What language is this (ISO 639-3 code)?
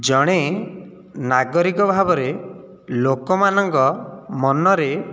ori